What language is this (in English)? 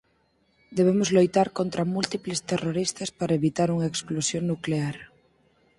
Galician